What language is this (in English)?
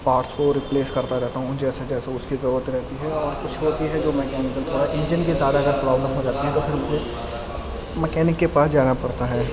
Urdu